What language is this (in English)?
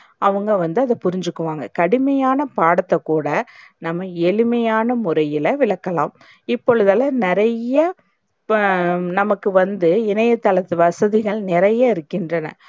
Tamil